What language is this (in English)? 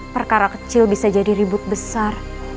Indonesian